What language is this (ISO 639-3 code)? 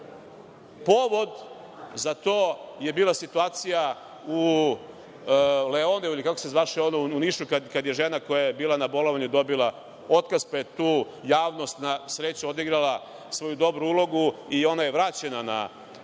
srp